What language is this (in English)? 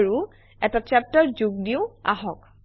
Assamese